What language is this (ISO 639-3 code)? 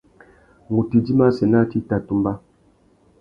bag